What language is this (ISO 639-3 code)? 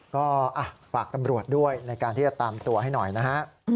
tha